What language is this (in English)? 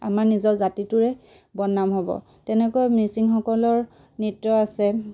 Assamese